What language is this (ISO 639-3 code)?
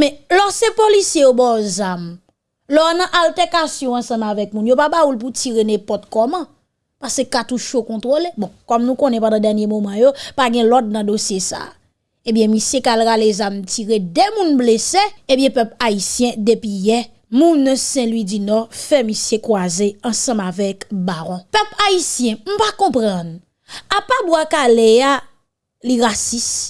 fra